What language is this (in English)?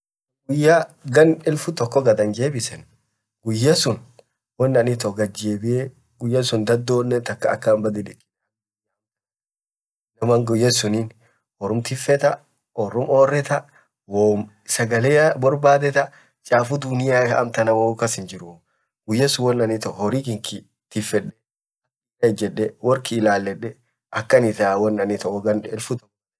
Orma